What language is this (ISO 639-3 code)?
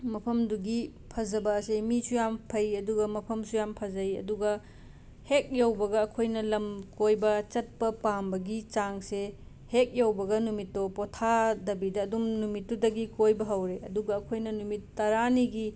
mni